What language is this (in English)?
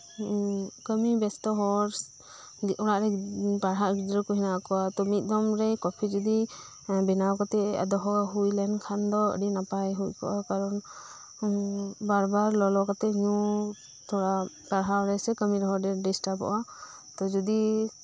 Santali